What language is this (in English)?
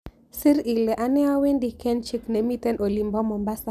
Kalenjin